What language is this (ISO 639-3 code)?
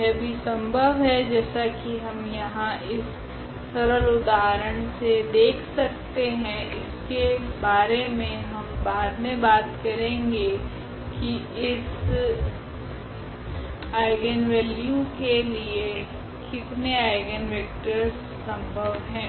hin